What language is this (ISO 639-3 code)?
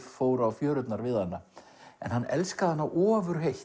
isl